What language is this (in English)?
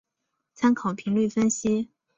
Chinese